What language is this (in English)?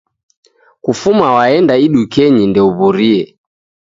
Taita